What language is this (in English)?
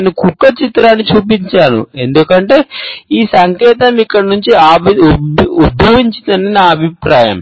Telugu